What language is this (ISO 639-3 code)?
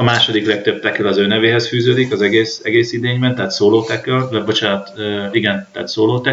hun